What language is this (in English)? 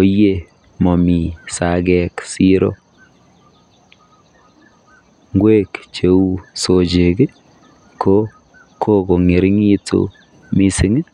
Kalenjin